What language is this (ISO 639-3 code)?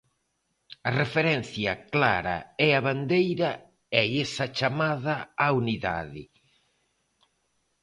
glg